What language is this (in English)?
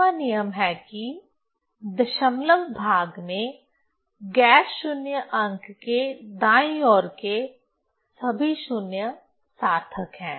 Hindi